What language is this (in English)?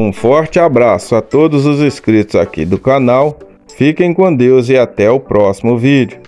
Portuguese